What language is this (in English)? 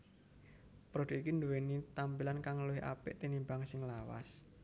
Javanese